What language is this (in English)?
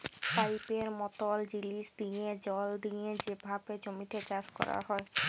Bangla